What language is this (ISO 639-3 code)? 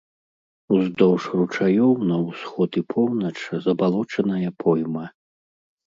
bel